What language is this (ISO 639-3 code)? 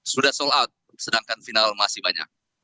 ind